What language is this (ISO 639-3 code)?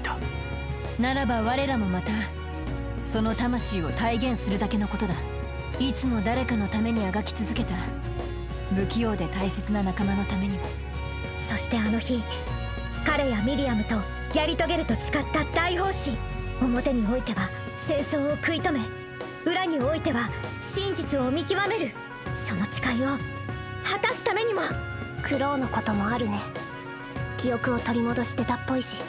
jpn